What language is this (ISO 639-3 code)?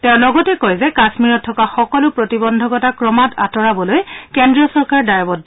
asm